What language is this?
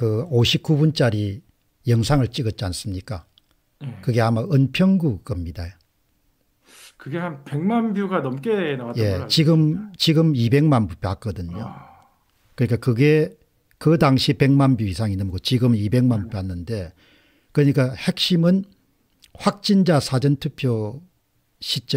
Korean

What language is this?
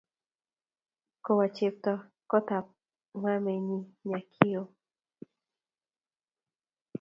Kalenjin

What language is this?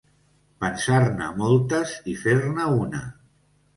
Catalan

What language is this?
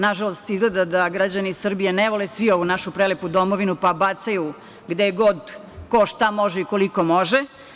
Serbian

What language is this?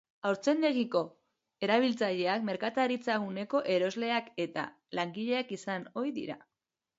Basque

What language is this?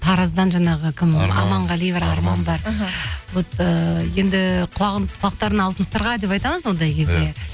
Kazakh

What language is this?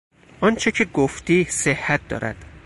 Persian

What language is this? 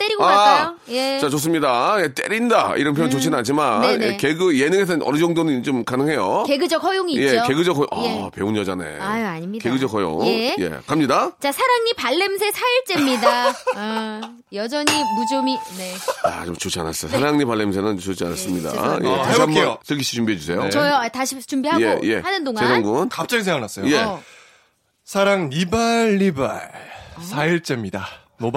Korean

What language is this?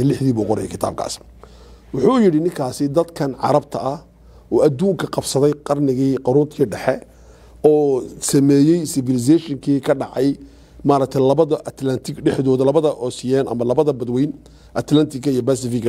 Arabic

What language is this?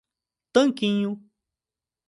Portuguese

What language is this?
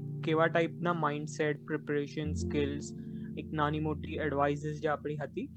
Gujarati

